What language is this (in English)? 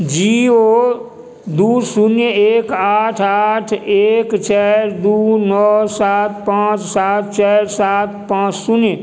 Maithili